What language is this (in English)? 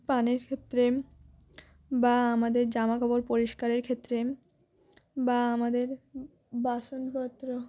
Bangla